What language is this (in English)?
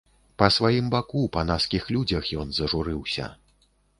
Belarusian